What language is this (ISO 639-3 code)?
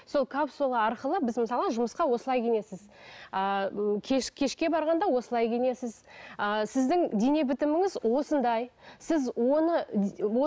kaz